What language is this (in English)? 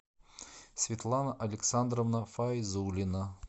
Russian